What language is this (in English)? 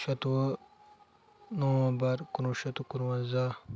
Kashmiri